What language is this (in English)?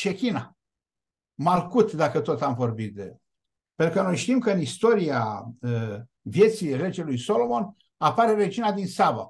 Romanian